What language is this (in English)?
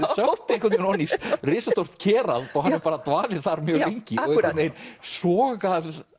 Icelandic